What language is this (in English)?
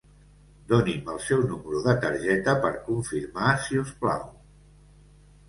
Catalan